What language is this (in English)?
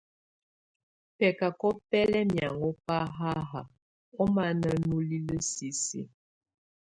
Tunen